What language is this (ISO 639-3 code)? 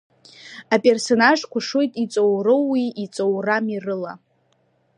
abk